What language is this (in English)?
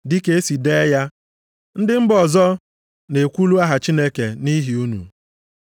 Igbo